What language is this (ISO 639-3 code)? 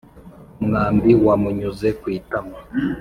kin